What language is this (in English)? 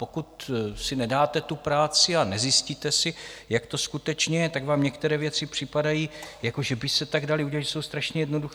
Czech